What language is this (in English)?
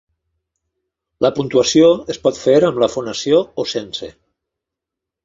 Catalan